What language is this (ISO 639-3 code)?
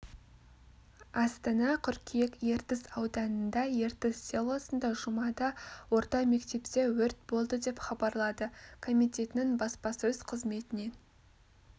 kaz